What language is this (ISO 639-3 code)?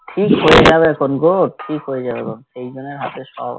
ben